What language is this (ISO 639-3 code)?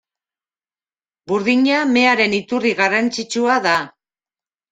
eus